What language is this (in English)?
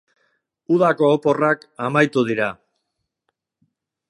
Basque